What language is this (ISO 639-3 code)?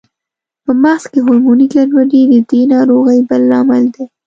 pus